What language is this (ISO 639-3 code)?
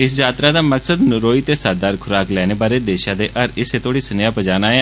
doi